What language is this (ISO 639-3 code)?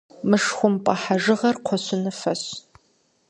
kbd